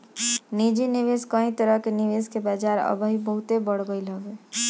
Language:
Bhojpuri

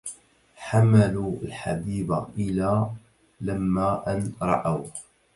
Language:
Arabic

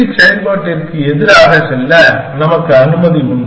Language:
Tamil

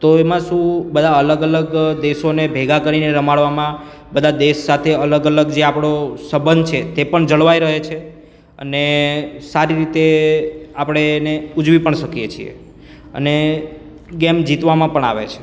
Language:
Gujarati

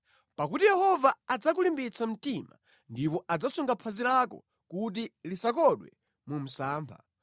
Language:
Nyanja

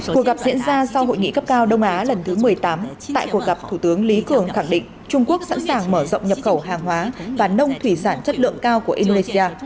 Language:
Vietnamese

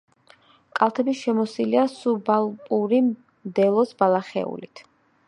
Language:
Georgian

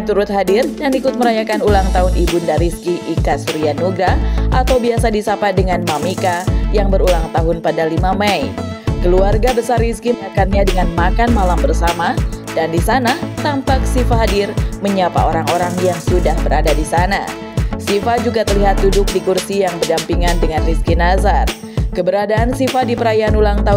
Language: Indonesian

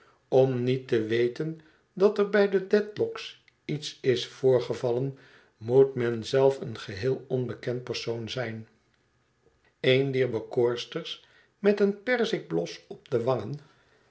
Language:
Dutch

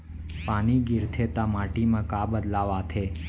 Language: Chhattisgarhi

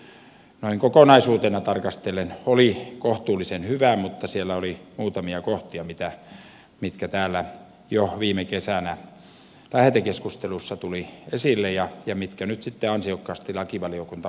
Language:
Finnish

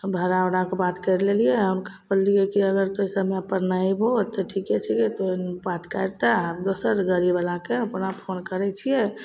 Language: Maithili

